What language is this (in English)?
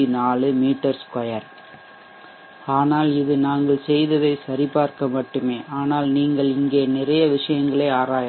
Tamil